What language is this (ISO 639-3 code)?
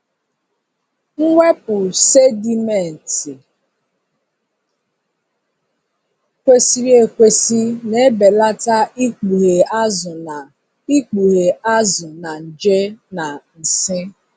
ibo